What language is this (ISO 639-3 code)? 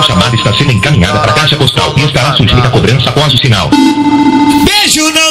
por